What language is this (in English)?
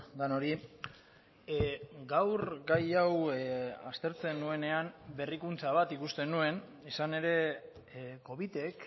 Basque